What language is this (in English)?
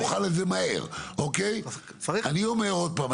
Hebrew